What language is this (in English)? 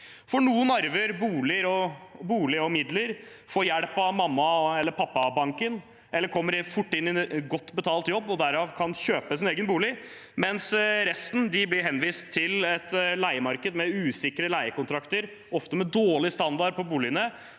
Norwegian